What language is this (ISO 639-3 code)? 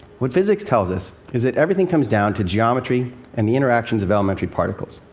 eng